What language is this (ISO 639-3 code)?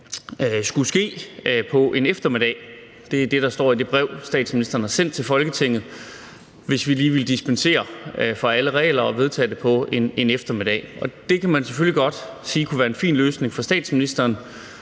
dan